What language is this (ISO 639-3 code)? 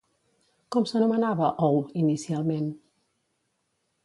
cat